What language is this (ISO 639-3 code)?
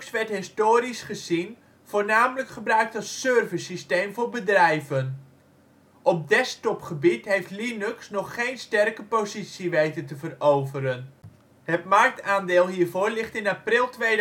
nld